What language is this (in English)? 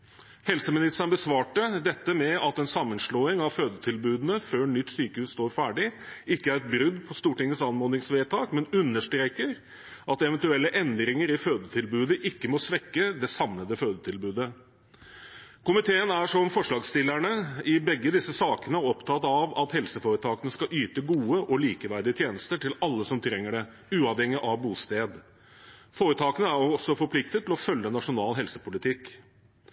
Norwegian Bokmål